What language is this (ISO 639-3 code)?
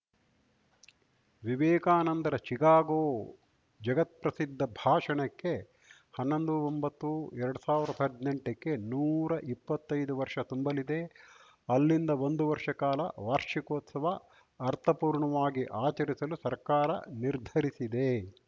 kan